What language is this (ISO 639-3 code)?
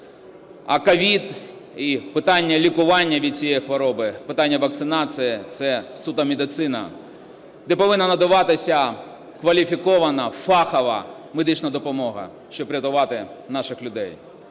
ukr